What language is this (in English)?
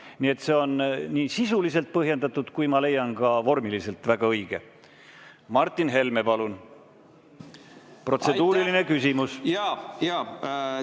Estonian